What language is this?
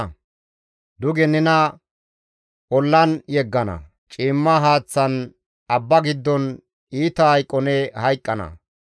Gamo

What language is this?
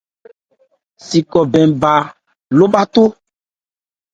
Ebrié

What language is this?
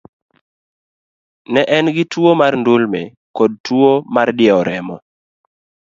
Luo (Kenya and Tanzania)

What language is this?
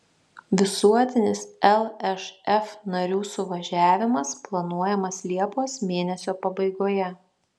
Lithuanian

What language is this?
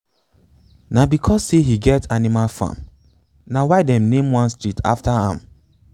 Nigerian Pidgin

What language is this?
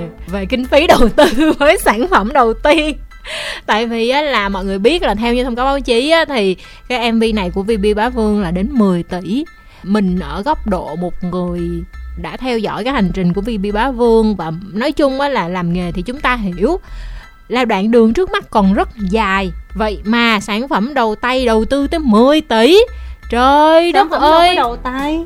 Vietnamese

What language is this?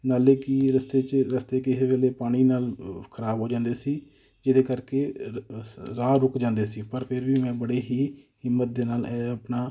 Punjabi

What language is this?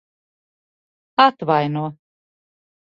Latvian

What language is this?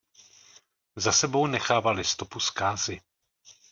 Czech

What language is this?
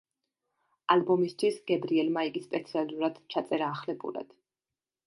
Georgian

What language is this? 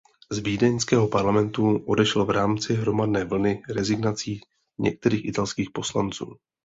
Czech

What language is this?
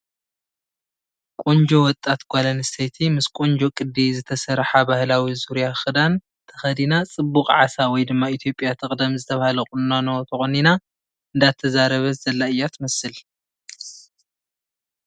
Tigrinya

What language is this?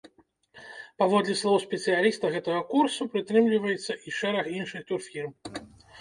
Belarusian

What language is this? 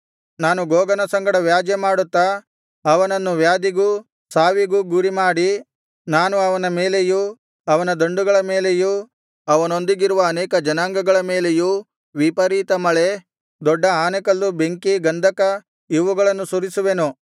Kannada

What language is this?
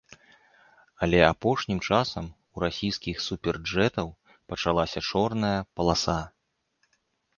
Belarusian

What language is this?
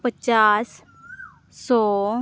Santali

